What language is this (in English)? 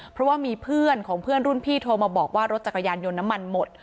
Thai